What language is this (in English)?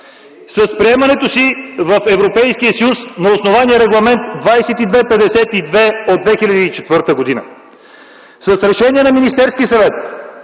Bulgarian